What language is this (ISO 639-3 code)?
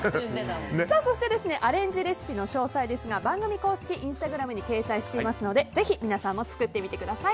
jpn